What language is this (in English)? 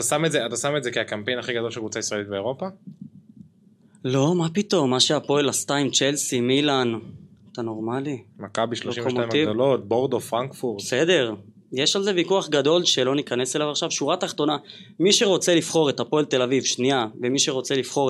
Hebrew